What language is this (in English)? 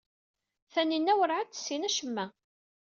Kabyle